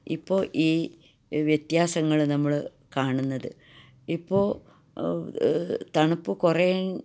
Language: Malayalam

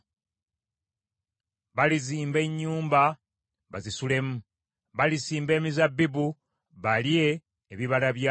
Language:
Ganda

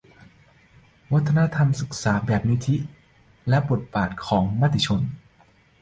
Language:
Thai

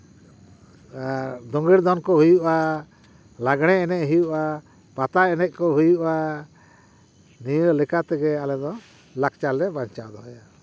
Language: Santali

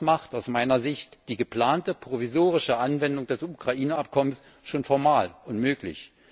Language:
German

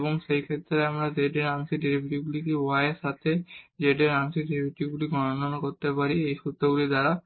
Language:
Bangla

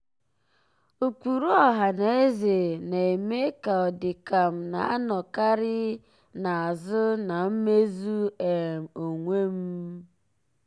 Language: Igbo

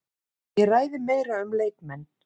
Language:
Icelandic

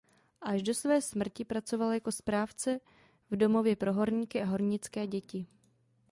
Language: Czech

